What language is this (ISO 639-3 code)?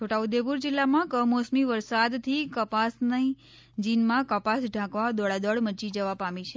guj